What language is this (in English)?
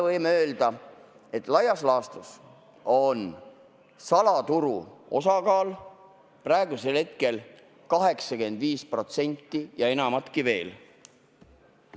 Estonian